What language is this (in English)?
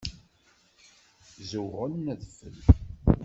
Kabyle